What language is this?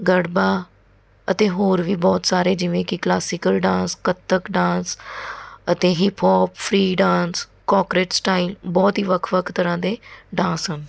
Punjabi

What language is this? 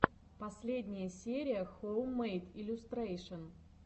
Russian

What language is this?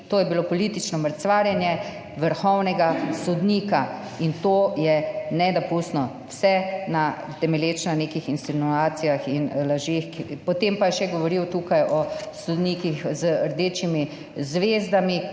Slovenian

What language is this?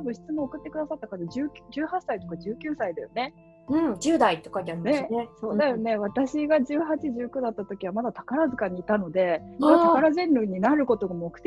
Japanese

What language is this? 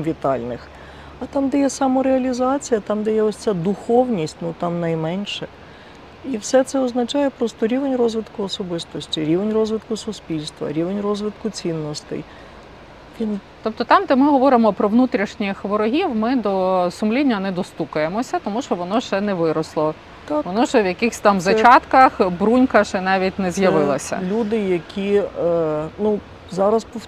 Ukrainian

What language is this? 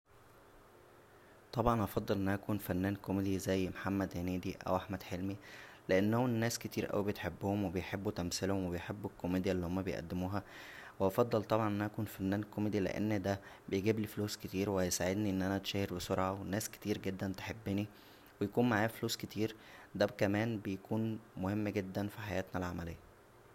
Egyptian Arabic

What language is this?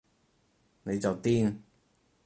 Cantonese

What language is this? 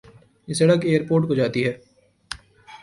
Urdu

